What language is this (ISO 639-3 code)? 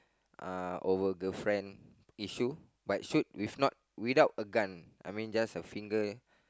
eng